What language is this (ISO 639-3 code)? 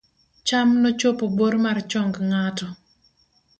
luo